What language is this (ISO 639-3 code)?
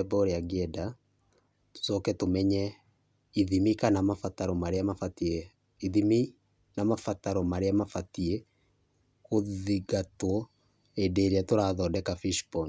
kik